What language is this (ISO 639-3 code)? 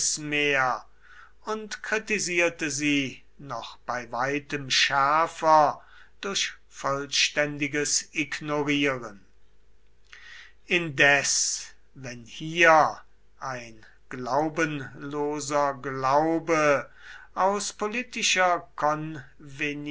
deu